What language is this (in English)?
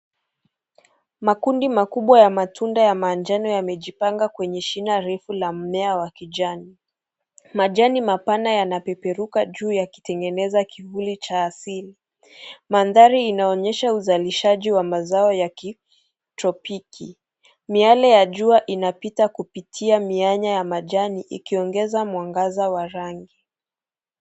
Swahili